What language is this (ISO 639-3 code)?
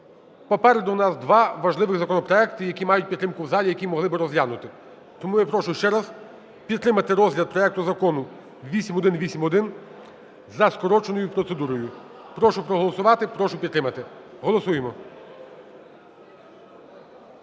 ukr